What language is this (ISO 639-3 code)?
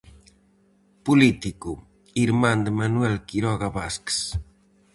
glg